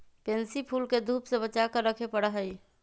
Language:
Magahi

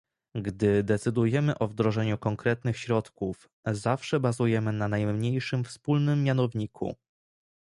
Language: Polish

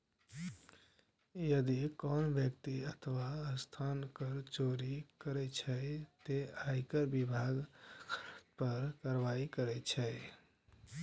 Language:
Maithili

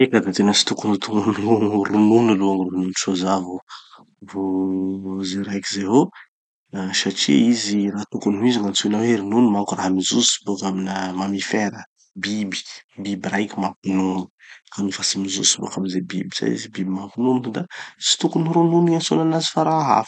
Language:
Tanosy Malagasy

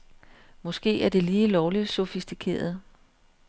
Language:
Danish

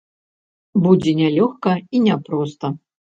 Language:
Belarusian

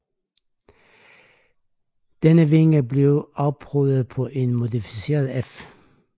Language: Danish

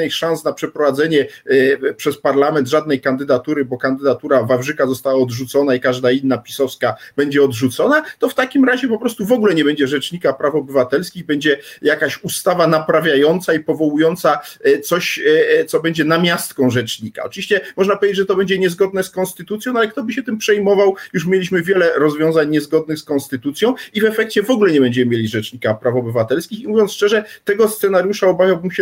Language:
Polish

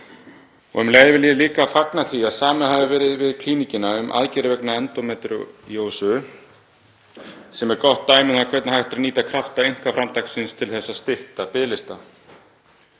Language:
Icelandic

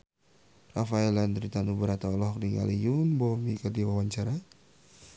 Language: Sundanese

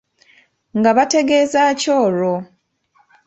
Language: Ganda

